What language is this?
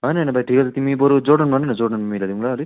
Nepali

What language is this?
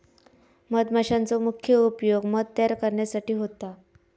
Marathi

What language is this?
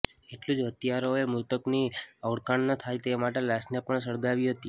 Gujarati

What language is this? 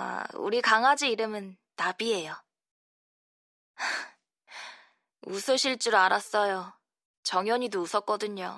Korean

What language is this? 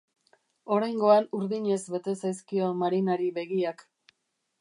Basque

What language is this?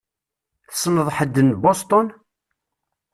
Kabyle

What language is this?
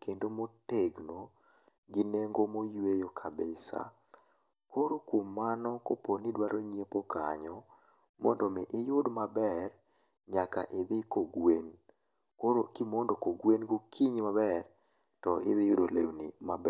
Luo (Kenya and Tanzania)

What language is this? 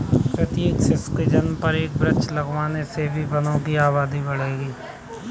Hindi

